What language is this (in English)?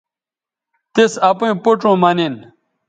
Bateri